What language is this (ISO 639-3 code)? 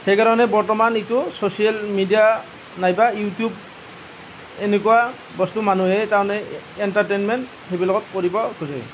asm